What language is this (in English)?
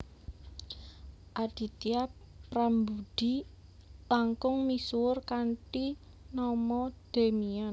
Javanese